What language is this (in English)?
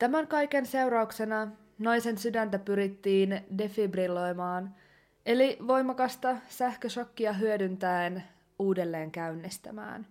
Finnish